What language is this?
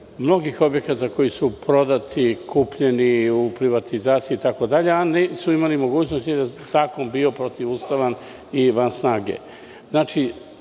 Serbian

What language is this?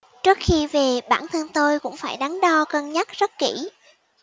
Vietnamese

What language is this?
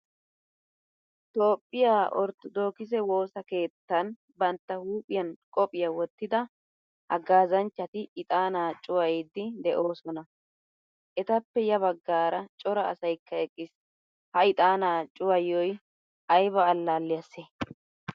Wolaytta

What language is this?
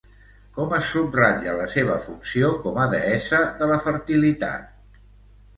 Catalan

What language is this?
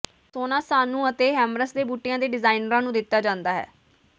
Punjabi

